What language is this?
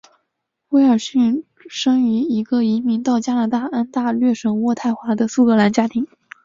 Chinese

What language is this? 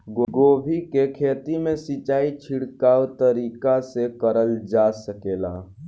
Bhojpuri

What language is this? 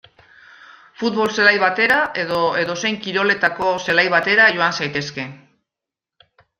Basque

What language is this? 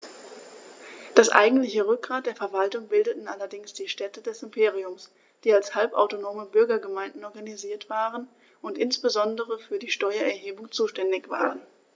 German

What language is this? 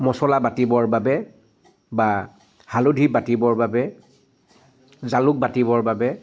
Assamese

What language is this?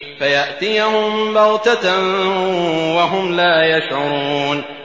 Arabic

